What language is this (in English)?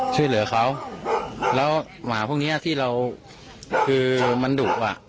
Thai